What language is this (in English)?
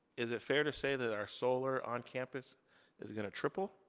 English